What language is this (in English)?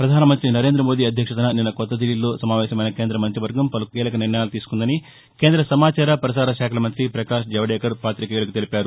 Telugu